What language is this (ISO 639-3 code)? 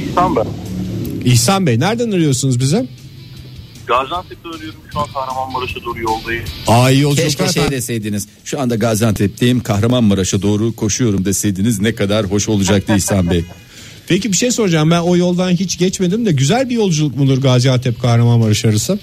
tur